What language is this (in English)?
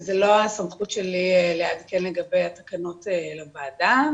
Hebrew